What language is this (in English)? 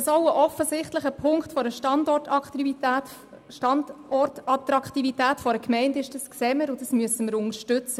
Swiss German